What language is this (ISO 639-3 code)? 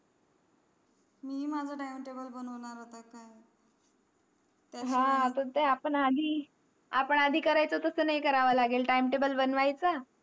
mar